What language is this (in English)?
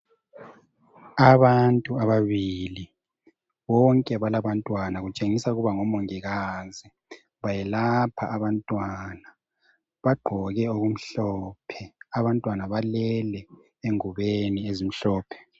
North Ndebele